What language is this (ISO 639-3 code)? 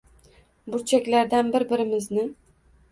uzb